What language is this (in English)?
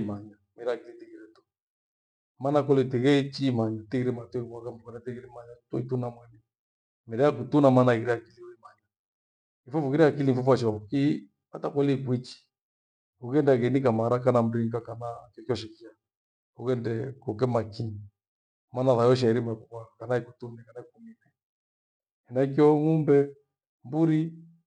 Gweno